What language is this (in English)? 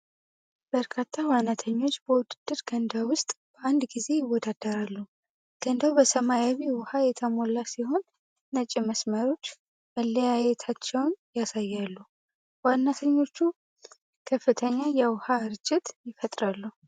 Amharic